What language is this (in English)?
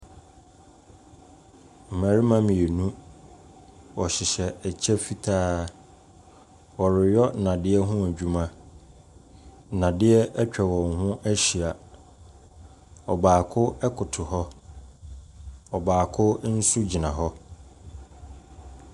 Akan